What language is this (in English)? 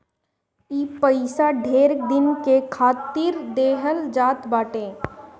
Bhojpuri